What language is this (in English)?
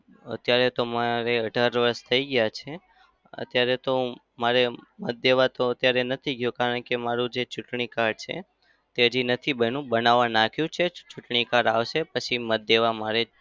Gujarati